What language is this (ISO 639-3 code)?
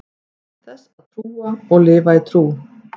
isl